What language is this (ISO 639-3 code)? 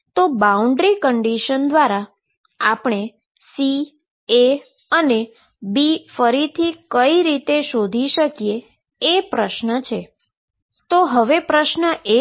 guj